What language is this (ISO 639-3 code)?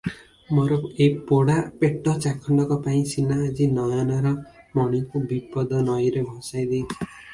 ori